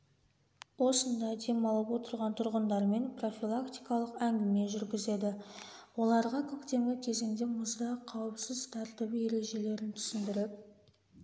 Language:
Kazakh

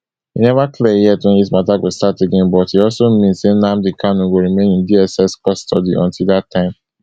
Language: Nigerian Pidgin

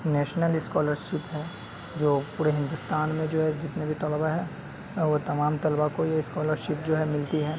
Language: Urdu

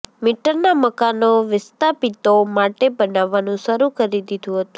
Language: Gujarati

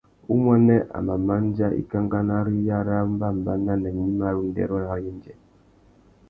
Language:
Tuki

